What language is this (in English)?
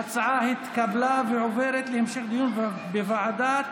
Hebrew